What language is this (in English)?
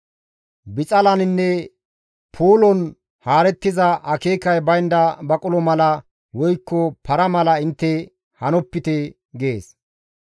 Gamo